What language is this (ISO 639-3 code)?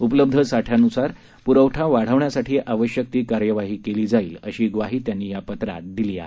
mar